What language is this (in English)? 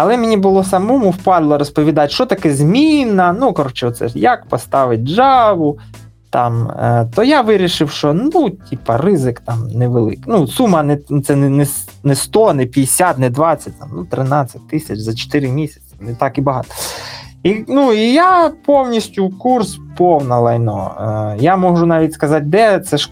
Ukrainian